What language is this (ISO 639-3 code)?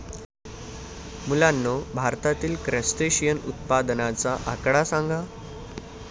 mar